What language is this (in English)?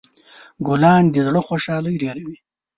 Pashto